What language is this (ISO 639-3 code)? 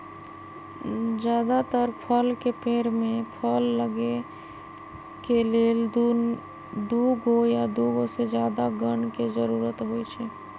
mag